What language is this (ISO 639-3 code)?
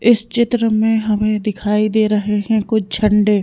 hin